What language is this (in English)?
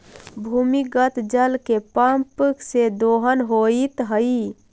Magahi